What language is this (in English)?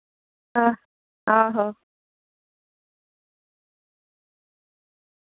Dogri